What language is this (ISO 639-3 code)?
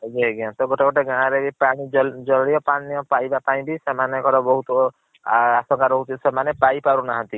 ori